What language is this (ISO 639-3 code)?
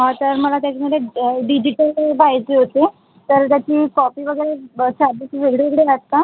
mar